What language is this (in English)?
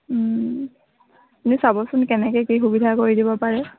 Assamese